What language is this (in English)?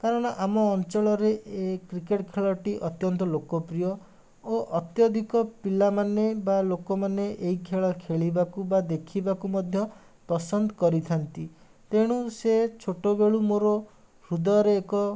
Odia